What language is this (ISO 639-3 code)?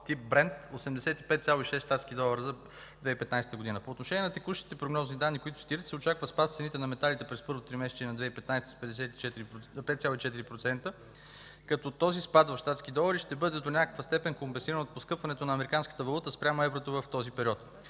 bul